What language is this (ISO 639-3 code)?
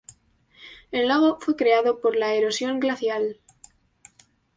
spa